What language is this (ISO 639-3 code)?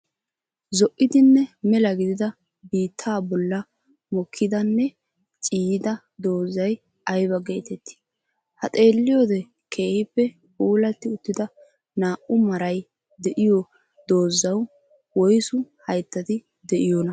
wal